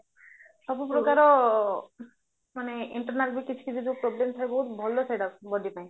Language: Odia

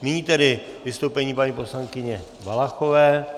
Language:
Czech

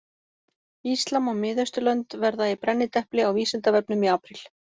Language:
Icelandic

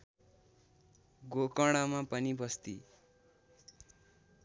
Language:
Nepali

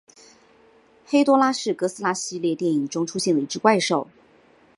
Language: Chinese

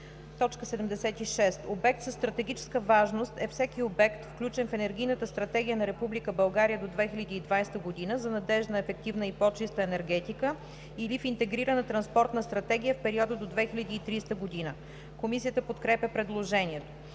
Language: Bulgarian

